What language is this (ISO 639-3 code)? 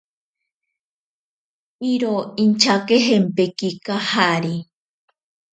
prq